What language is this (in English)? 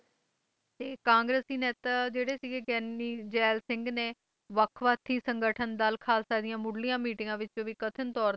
Punjabi